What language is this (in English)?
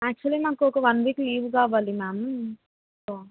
Telugu